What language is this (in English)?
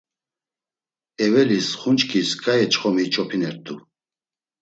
Laz